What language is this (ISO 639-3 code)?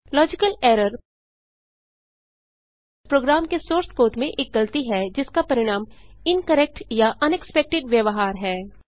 hin